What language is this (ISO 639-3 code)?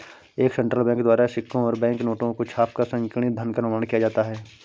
hin